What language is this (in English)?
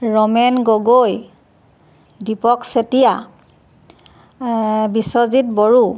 Assamese